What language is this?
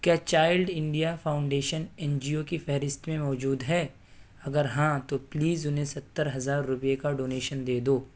Urdu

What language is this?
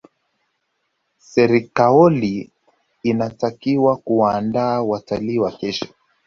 Swahili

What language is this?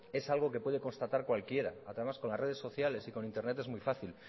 Spanish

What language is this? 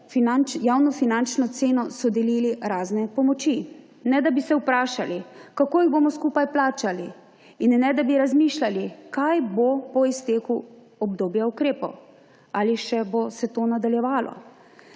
Slovenian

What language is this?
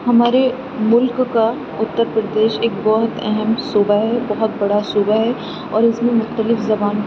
Urdu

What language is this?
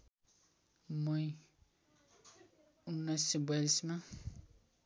Nepali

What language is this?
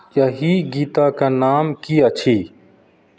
Maithili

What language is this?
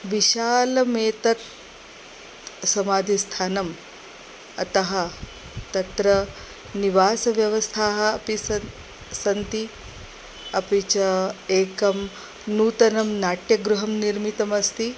Sanskrit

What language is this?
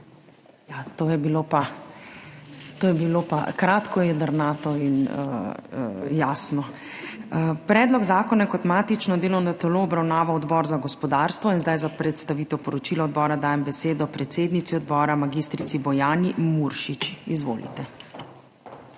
Slovenian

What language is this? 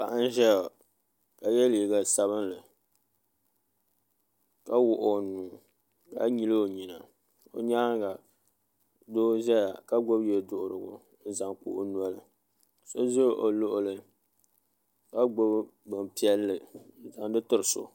Dagbani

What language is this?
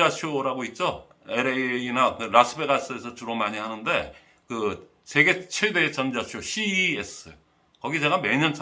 Korean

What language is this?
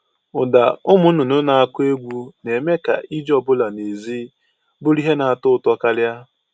Igbo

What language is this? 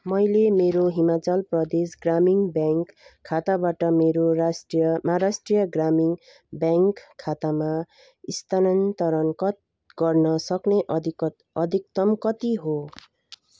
Nepali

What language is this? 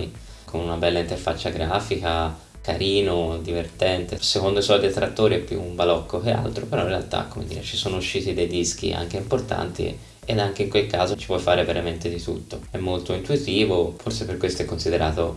Italian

